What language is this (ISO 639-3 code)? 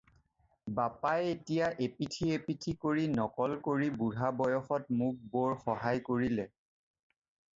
asm